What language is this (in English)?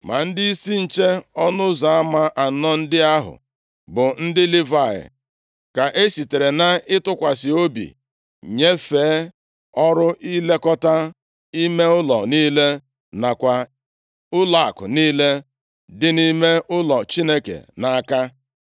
Igbo